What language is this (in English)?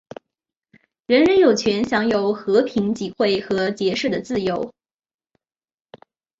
Chinese